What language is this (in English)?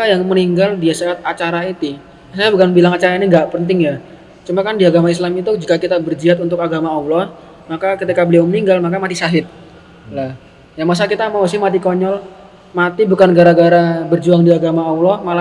Indonesian